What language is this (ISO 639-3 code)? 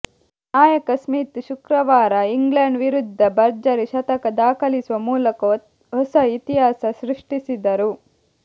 kan